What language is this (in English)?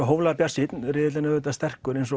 Icelandic